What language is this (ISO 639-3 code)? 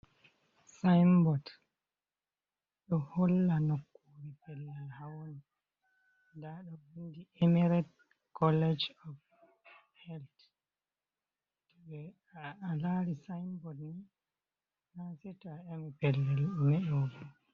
ful